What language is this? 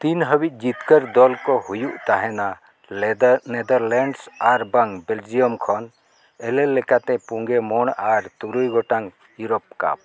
Santali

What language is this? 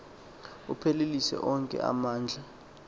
Xhosa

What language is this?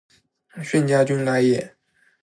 Chinese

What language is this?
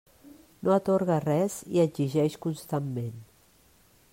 Catalan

